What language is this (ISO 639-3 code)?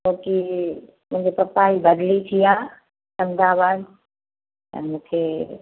snd